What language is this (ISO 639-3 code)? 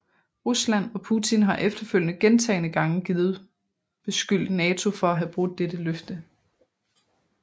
dan